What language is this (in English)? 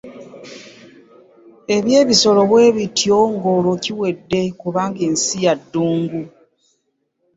Ganda